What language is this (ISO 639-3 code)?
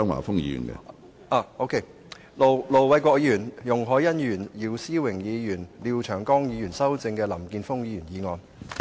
yue